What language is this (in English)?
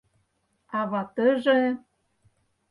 Mari